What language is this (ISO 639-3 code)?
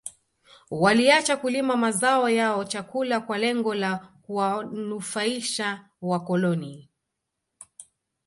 swa